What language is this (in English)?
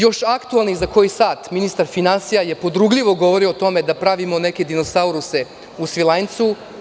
Serbian